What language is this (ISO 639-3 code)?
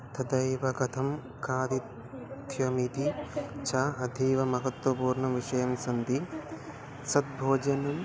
san